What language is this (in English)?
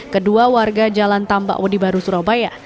Indonesian